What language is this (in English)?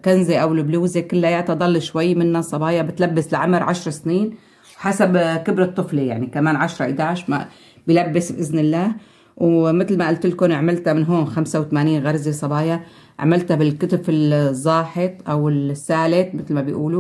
Arabic